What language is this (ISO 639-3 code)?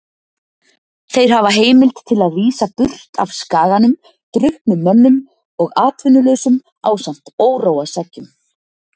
isl